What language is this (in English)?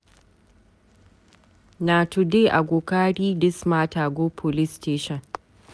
Nigerian Pidgin